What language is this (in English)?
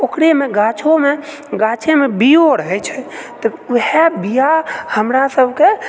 Maithili